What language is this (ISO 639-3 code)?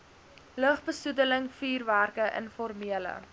afr